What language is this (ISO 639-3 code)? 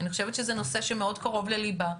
heb